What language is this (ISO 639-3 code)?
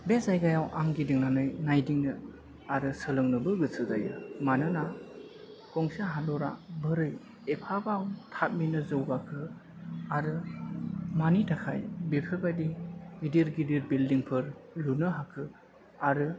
brx